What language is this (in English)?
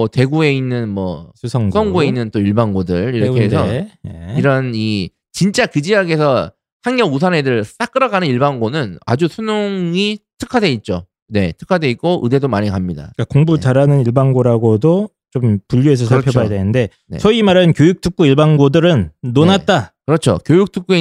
Korean